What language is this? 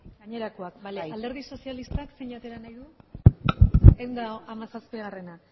Basque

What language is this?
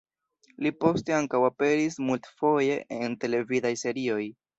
Esperanto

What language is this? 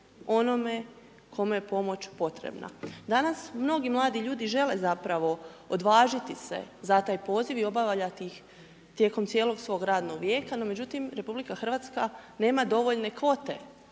Croatian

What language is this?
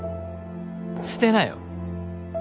Japanese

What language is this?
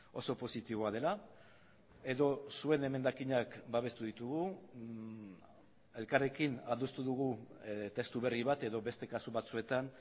Basque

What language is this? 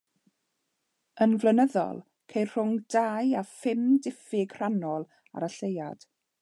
Welsh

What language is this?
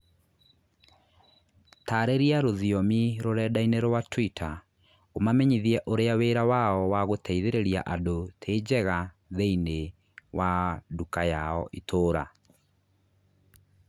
Kikuyu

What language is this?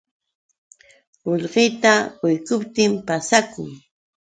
Yauyos Quechua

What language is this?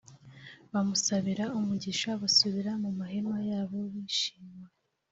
Kinyarwanda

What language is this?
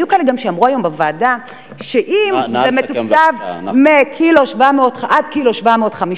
Hebrew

